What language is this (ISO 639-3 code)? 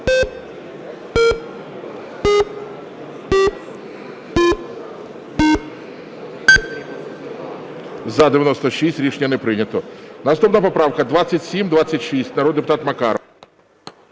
ukr